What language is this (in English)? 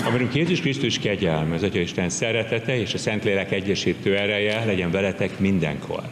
Hungarian